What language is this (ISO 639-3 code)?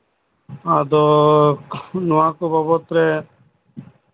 sat